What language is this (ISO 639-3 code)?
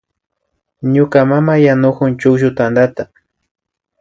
qvi